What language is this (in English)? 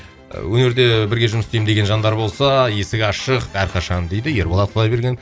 Kazakh